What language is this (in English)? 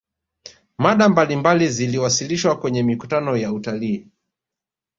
Swahili